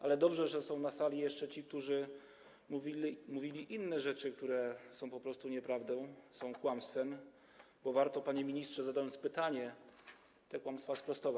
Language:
Polish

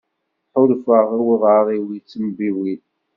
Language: Kabyle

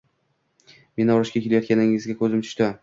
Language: Uzbek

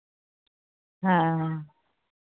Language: Santali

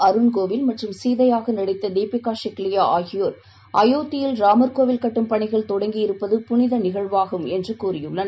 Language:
Tamil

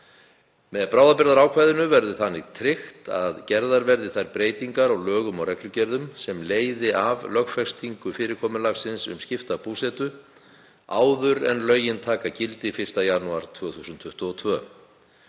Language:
Icelandic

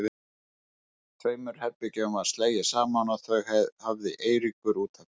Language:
Icelandic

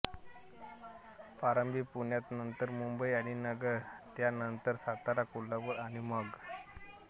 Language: Marathi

